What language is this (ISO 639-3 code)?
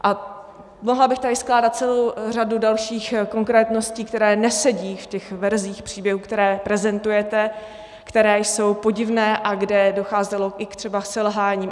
ces